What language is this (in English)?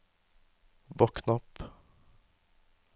Norwegian